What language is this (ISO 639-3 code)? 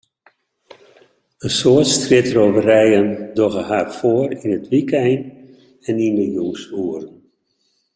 fry